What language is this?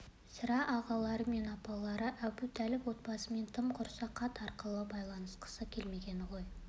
Kazakh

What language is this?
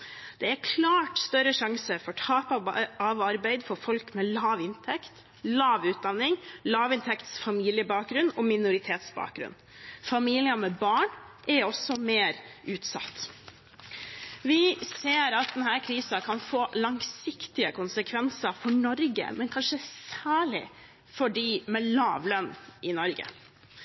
Norwegian Bokmål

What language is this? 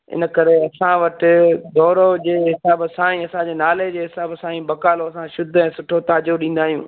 Sindhi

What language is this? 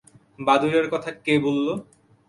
Bangla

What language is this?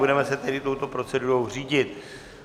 Czech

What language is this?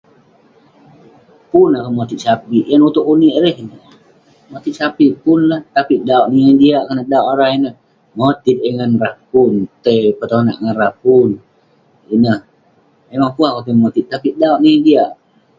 Western Penan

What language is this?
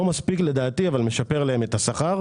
Hebrew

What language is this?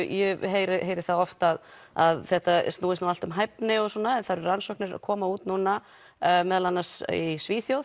Icelandic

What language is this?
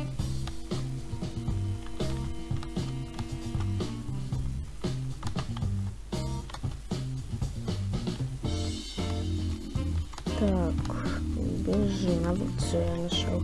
Russian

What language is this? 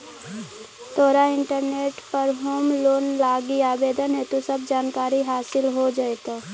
Magahi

